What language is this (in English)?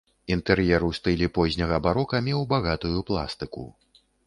Belarusian